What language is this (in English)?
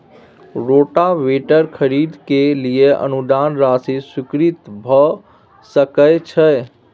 Maithili